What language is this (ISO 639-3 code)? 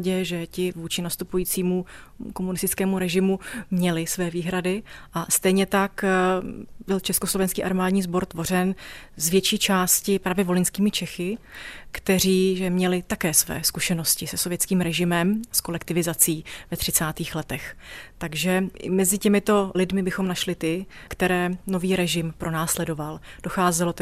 ces